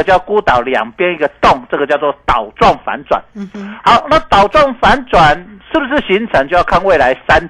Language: Chinese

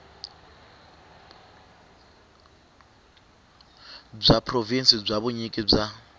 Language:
Tsonga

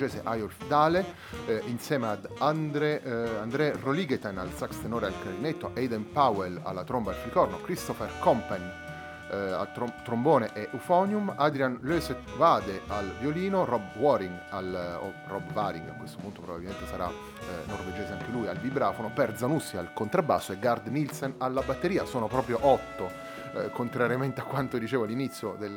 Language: Italian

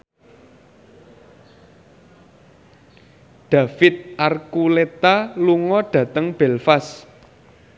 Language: Javanese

